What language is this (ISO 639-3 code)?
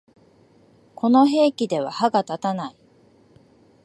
jpn